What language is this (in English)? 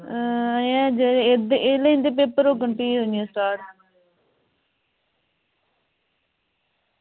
Dogri